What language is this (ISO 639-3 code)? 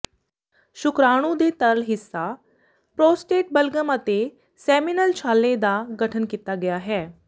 pan